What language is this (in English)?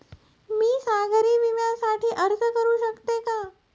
Marathi